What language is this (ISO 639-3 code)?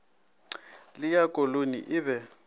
nso